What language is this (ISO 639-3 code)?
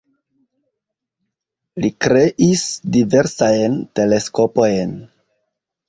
epo